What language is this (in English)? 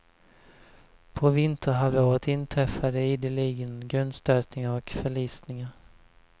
Swedish